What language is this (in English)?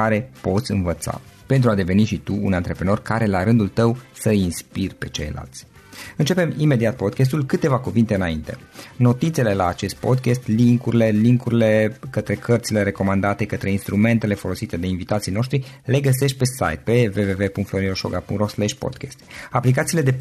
Romanian